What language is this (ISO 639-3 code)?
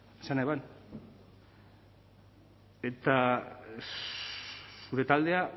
eus